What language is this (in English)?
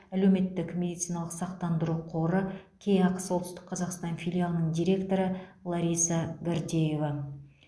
Kazakh